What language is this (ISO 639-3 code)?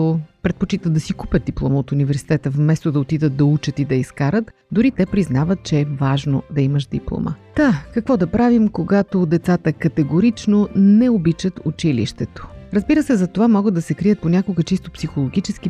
bul